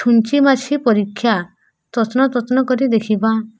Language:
Odia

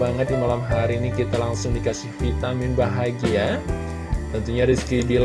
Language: Indonesian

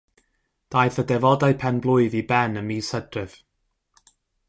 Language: Welsh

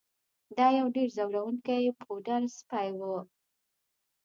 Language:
Pashto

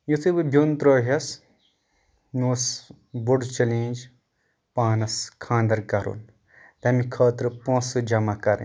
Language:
Kashmiri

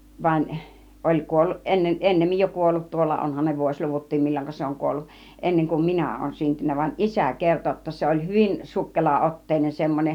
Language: Finnish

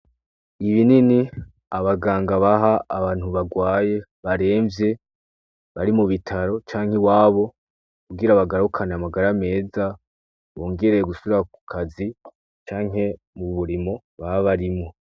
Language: Rundi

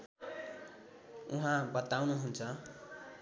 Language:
Nepali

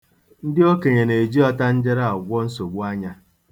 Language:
Igbo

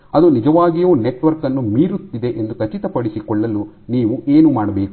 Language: Kannada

